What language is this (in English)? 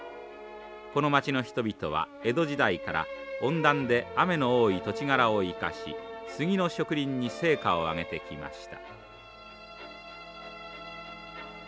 Japanese